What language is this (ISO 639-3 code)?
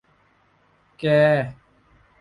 tha